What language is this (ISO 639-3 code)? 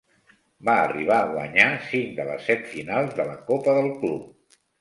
cat